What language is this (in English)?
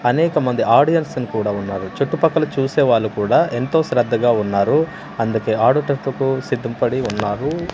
Telugu